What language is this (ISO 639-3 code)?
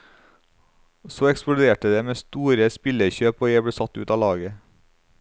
nor